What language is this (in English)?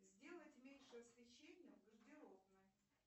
Russian